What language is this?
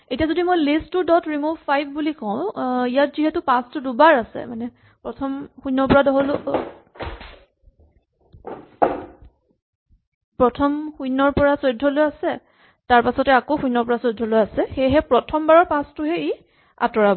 Assamese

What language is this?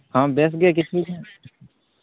Santali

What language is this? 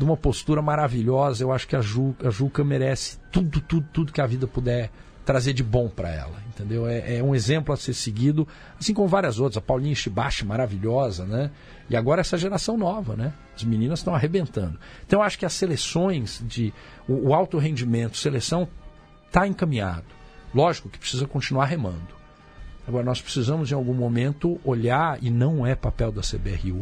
Portuguese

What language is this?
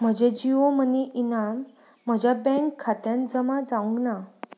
Konkani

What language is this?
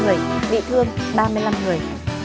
Vietnamese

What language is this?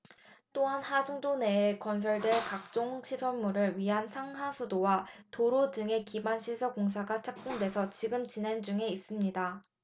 Korean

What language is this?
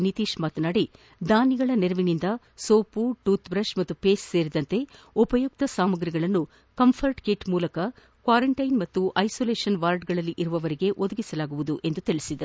Kannada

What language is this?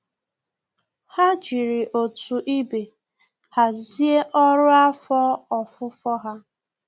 Igbo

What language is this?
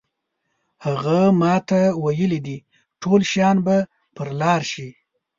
Pashto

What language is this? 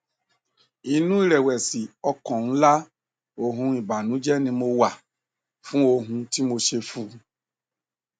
Yoruba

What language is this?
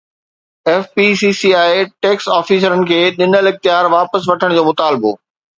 Sindhi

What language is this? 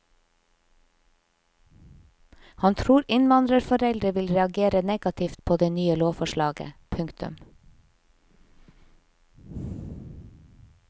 Norwegian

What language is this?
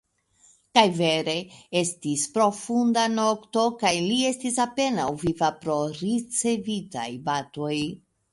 Esperanto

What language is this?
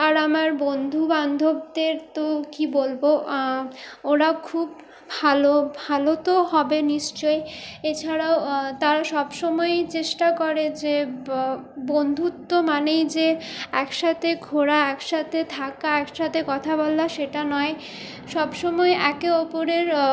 Bangla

